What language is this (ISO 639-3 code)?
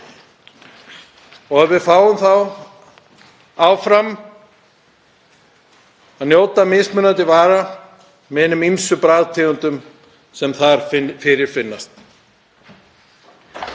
isl